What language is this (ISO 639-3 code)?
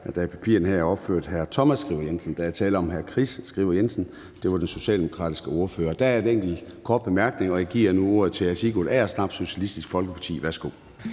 dan